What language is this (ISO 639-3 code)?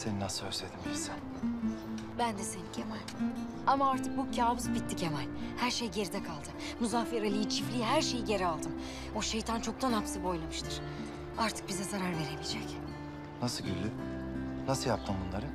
tur